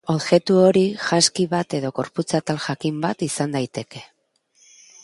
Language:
Basque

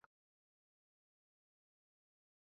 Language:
Swahili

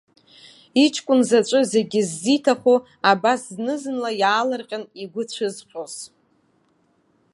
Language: Abkhazian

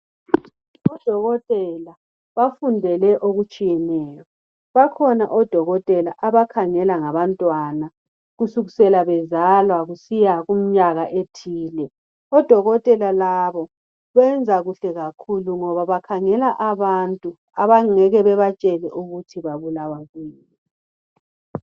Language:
North Ndebele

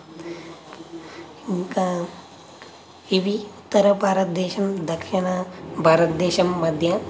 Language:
Telugu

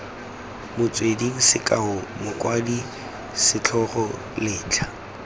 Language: Tswana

